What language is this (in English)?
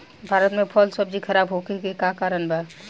Bhojpuri